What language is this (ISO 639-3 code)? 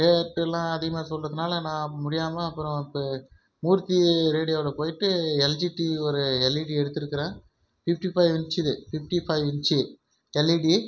tam